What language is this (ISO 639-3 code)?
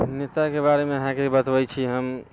mai